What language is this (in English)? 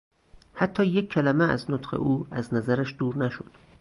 Persian